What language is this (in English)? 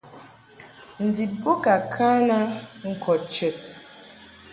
Mungaka